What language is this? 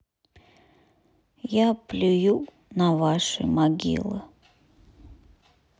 Russian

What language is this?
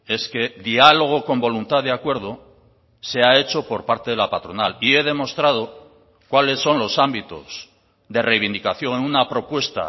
Spanish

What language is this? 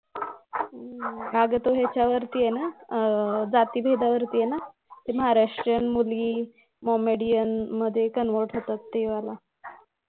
Marathi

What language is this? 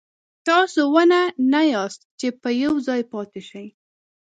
Pashto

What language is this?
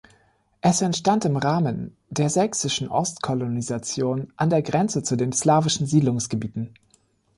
German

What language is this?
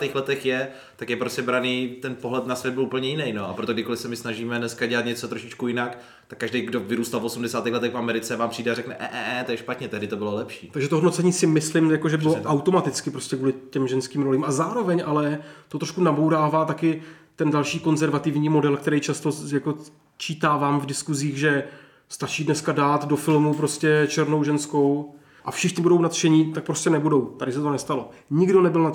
Czech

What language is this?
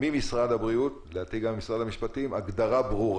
Hebrew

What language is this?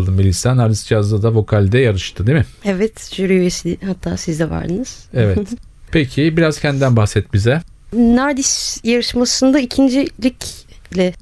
Turkish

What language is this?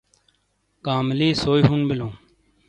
Shina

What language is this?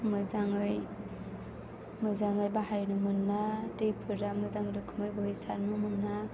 Bodo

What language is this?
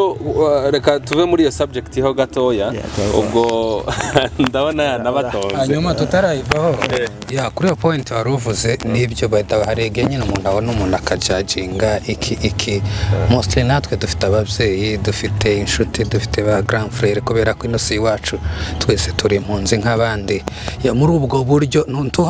Korean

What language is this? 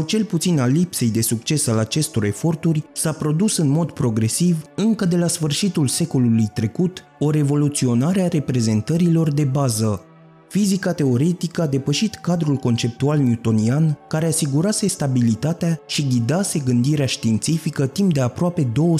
Romanian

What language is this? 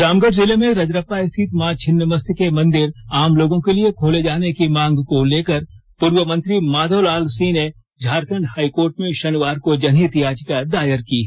Hindi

